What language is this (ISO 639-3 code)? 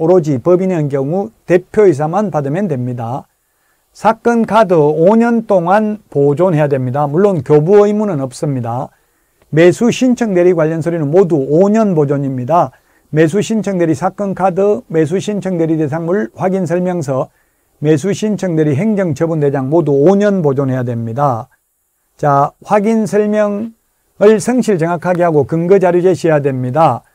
kor